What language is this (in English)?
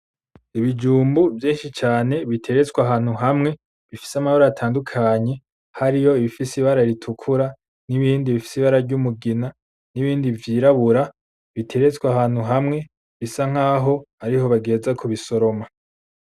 Rundi